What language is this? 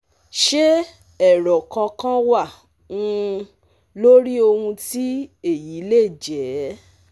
Yoruba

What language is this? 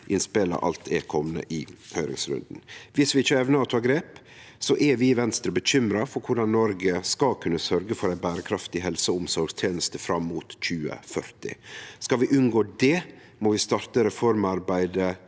Norwegian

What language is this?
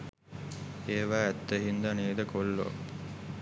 Sinhala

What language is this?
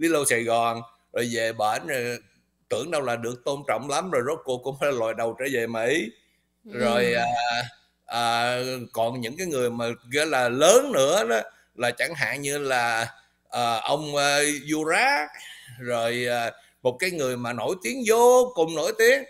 Vietnamese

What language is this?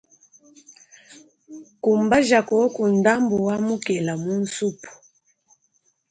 Luba-Lulua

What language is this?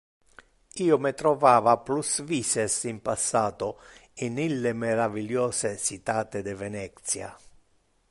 Interlingua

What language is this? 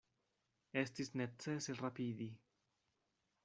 Esperanto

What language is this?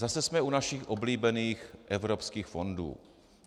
Czech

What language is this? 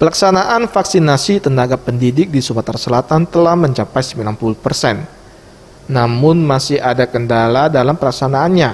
Indonesian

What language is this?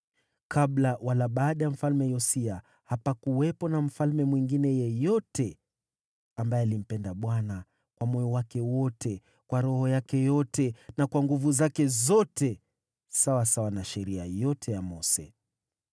Swahili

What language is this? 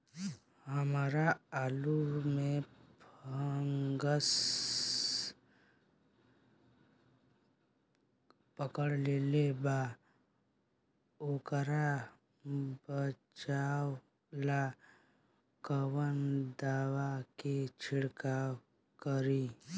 Bhojpuri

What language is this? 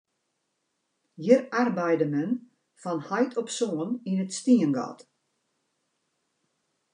Western Frisian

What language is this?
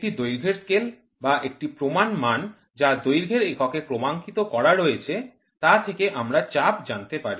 Bangla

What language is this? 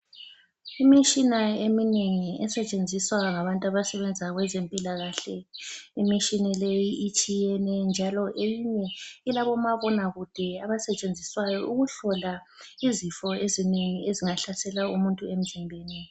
North Ndebele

